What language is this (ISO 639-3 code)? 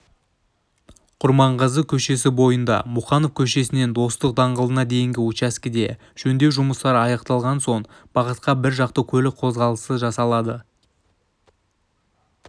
kaz